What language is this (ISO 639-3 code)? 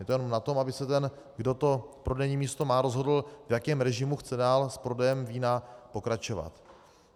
ces